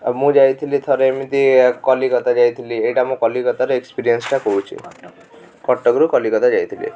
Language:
Odia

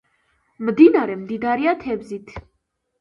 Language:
Georgian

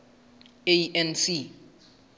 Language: Southern Sotho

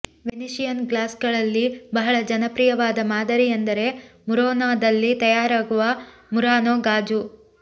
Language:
Kannada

